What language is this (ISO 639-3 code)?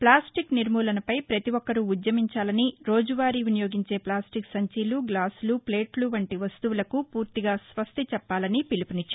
tel